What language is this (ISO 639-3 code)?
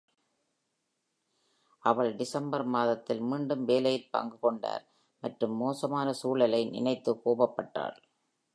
tam